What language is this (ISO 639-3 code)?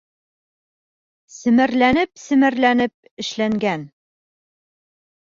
bak